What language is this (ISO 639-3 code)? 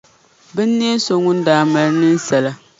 dag